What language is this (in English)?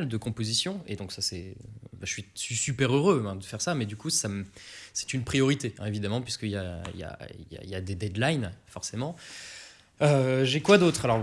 French